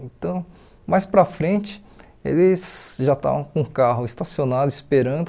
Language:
Portuguese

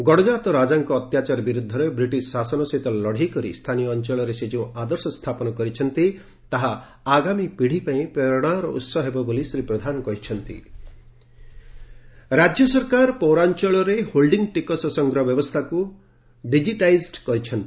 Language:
Odia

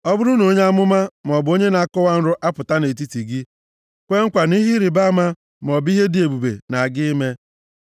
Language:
Igbo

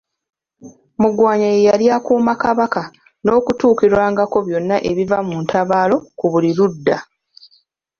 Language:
Ganda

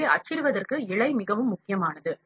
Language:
Tamil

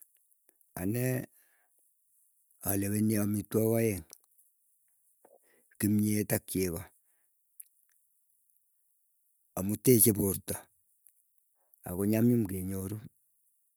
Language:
Keiyo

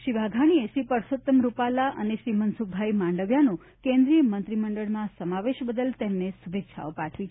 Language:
Gujarati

